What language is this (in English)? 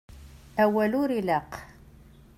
Kabyle